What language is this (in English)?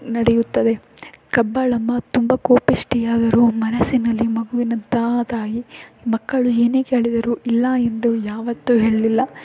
Kannada